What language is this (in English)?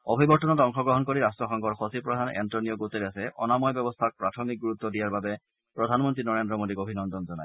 Assamese